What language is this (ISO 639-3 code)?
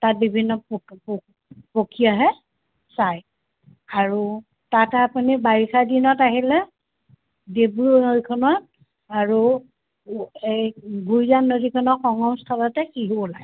asm